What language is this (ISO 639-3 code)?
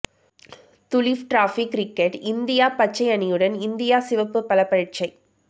tam